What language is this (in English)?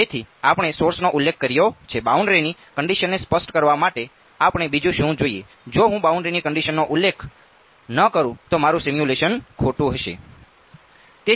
Gujarati